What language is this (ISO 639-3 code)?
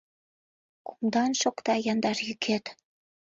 chm